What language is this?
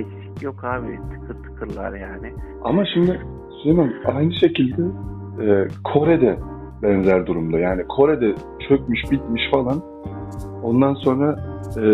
Turkish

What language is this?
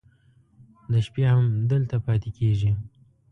Pashto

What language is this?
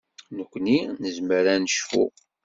Kabyle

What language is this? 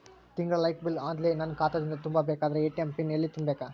Kannada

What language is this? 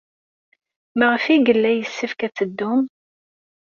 Kabyle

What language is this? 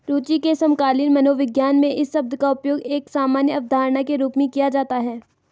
Hindi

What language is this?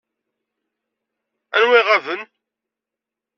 Kabyle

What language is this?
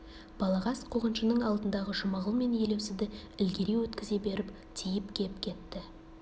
Kazakh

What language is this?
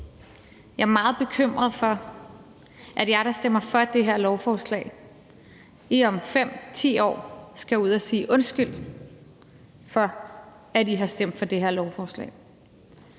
Danish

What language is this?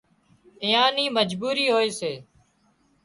Wadiyara Koli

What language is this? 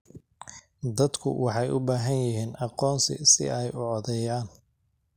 Somali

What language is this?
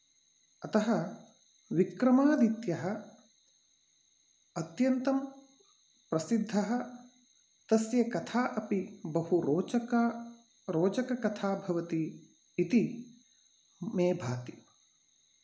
Sanskrit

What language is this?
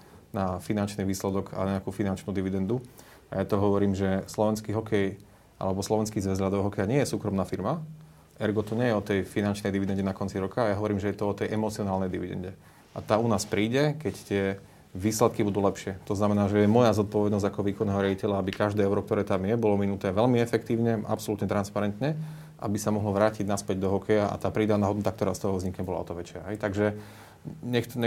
Slovak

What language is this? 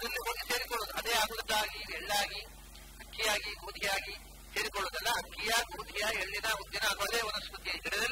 Hindi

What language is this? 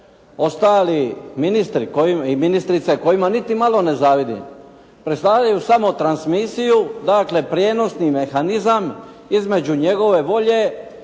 Croatian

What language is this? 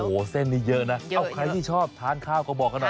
Thai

